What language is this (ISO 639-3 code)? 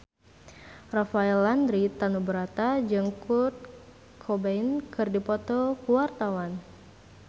sun